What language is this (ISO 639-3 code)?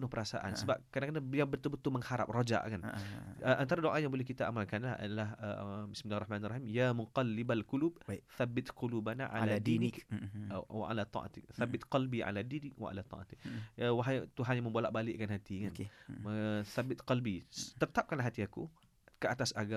msa